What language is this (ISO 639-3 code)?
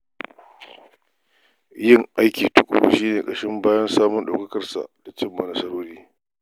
hau